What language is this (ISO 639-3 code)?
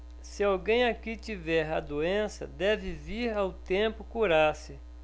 por